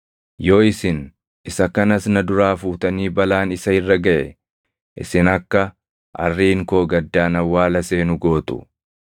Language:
Oromo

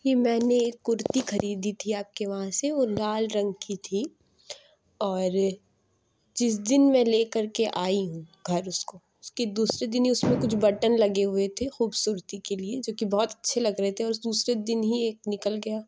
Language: Urdu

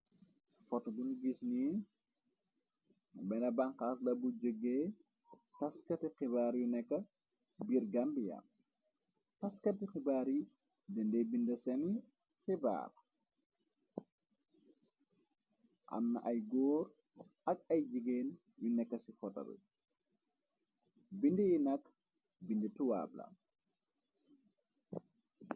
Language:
Wolof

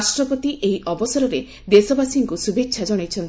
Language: Odia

